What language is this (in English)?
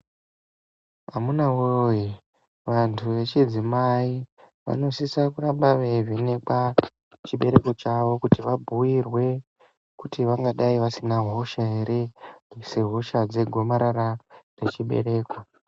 Ndau